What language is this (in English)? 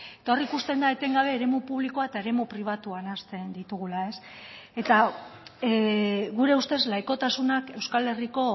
Basque